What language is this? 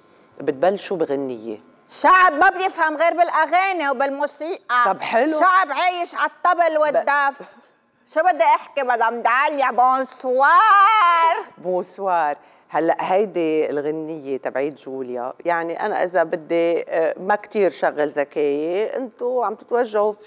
Arabic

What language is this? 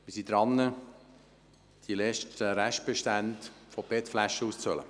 Swiss German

